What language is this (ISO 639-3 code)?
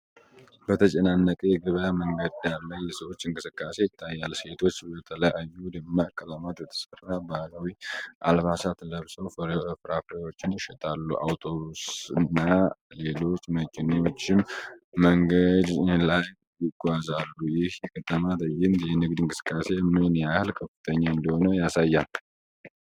amh